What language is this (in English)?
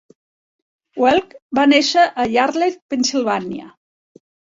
Catalan